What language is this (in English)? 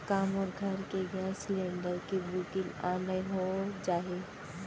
Chhattisgarhi